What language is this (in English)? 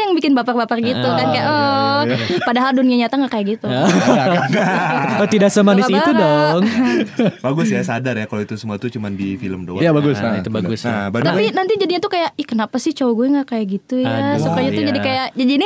Indonesian